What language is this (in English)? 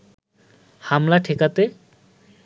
Bangla